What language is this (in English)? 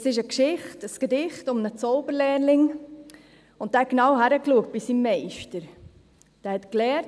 Swiss German